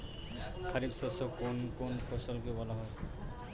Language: Bangla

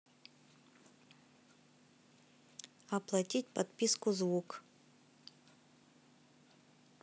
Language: Russian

